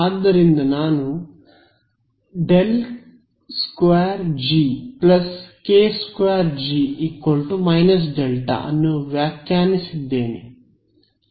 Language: Kannada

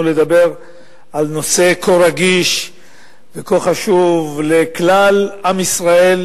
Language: Hebrew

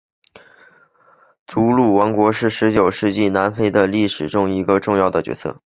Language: Chinese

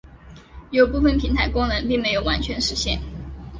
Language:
Chinese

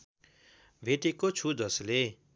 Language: Nepali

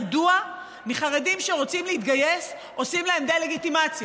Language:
Hebrew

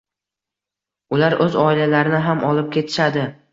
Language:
Uzbek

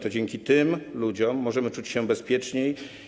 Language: Polish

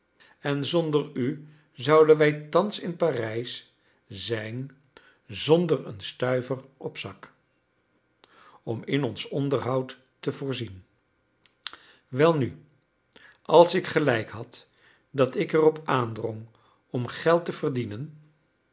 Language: Dutch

